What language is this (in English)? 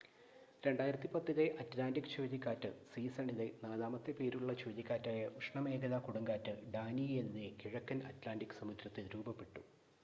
Malayalam